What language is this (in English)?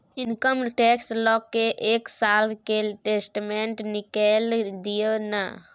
Maithili